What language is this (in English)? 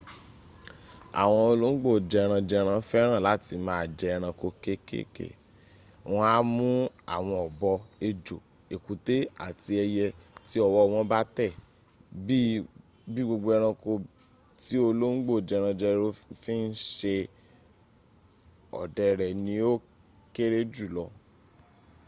Yoruba